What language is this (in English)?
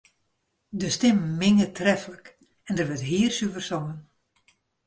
Western Frisian